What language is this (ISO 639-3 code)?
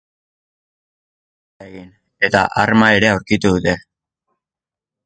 eus